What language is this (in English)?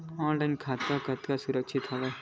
Chhattisgarhi